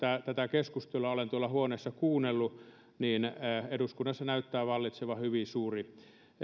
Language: Finnish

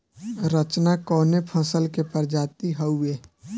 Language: Bhojpuri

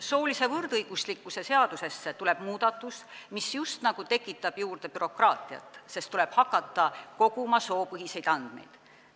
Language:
Estonian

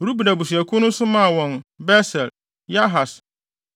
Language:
Akan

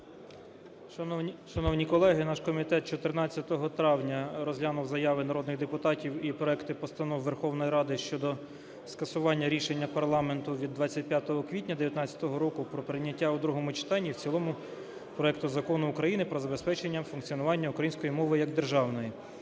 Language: Ukrainian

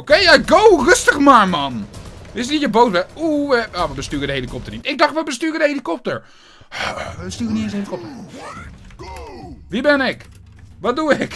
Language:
Dutch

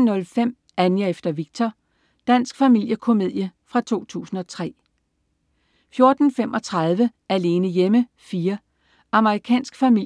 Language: Danish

